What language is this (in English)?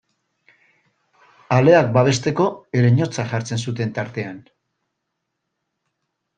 Basque